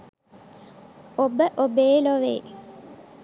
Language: Sinhala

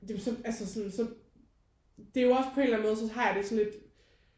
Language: Danish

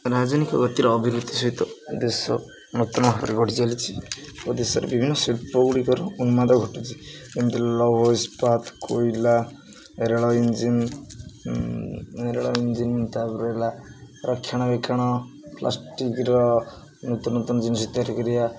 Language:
Odia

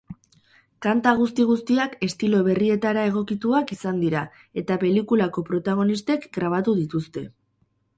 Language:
Basque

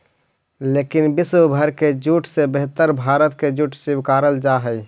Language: Magahi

